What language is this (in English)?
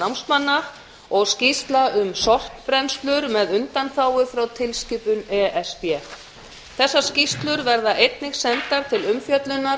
Icelandic